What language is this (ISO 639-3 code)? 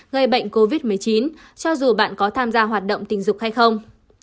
vie